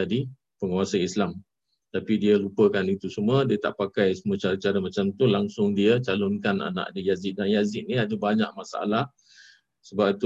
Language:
Malay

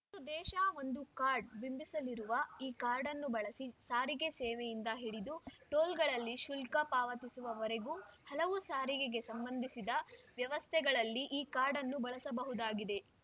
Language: Kannada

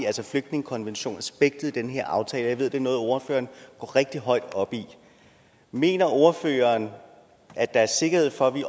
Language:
Danish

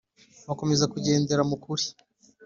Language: Kinyarwanda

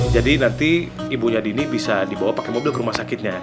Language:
Indonesian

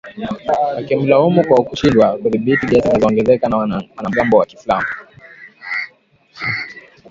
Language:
Swahili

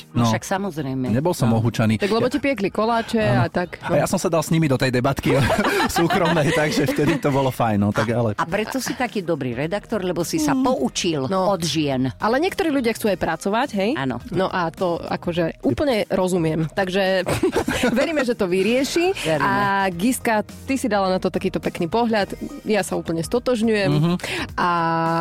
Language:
Slovak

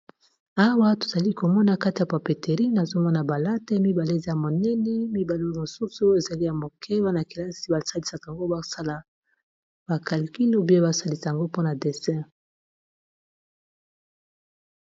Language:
Lingala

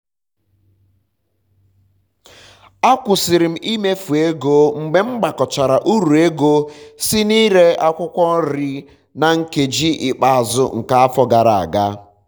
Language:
Igbo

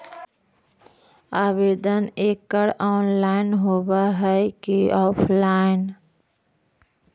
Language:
Magahi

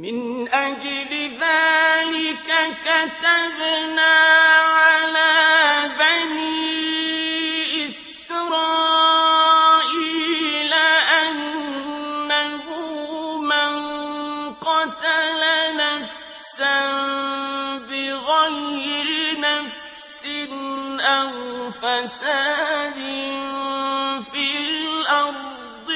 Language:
Arabic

